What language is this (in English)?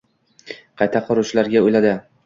Uzbek